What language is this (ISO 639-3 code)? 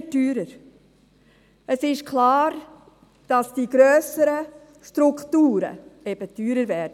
gsw